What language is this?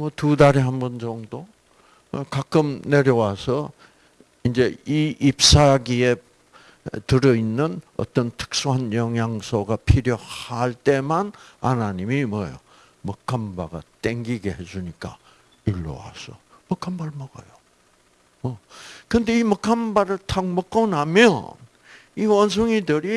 Korean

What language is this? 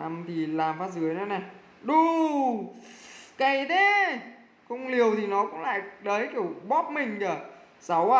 Vietnamese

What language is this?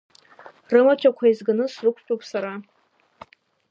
Abkhazian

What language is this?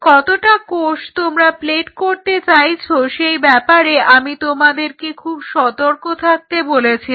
Bangla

